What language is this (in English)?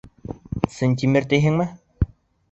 Bashkir